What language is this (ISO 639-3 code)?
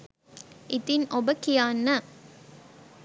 sin